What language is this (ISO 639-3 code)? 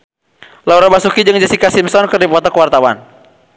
sun